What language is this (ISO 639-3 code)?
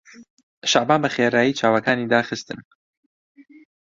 ckb